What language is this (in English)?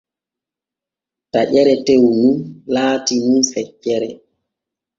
Borgu Fulfulde